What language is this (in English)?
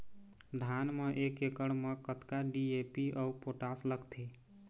Chhattisgarhi